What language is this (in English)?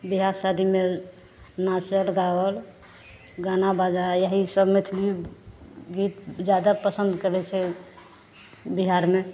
Maithili